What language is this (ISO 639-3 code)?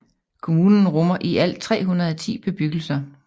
dan